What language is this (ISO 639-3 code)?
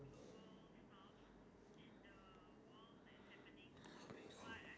eng